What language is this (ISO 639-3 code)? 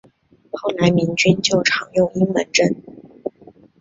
zho